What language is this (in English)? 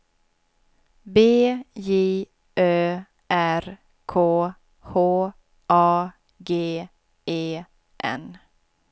Swedish